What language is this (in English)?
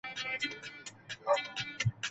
Spanish